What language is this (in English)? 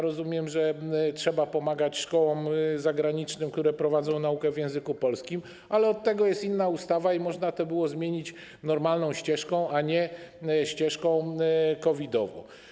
Polish